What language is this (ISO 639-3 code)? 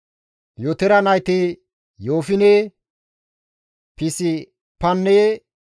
gmv